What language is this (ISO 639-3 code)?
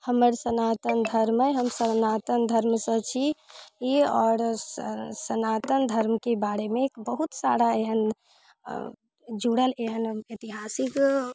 mai